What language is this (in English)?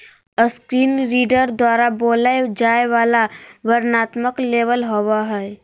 Magahi